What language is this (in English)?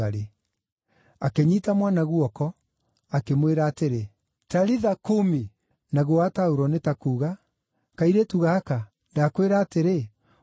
Kikuyu